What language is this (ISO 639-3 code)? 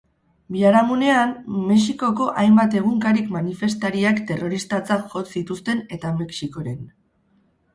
eus